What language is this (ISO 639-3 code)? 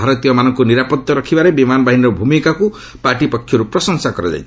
ori